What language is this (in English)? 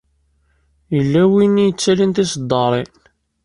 Kabyle